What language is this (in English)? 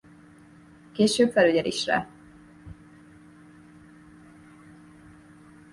Hungarian